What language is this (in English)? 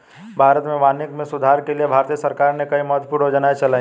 Hindi